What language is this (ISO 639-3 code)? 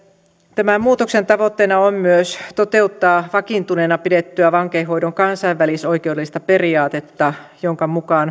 fin